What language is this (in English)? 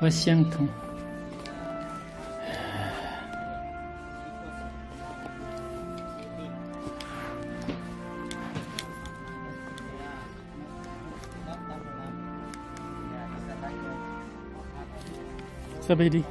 Korean